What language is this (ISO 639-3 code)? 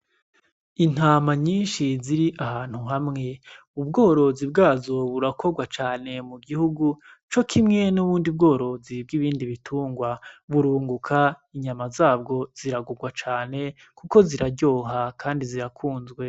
run